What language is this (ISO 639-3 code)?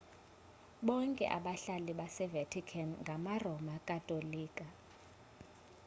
xho